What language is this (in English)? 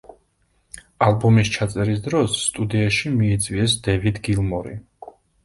Georgian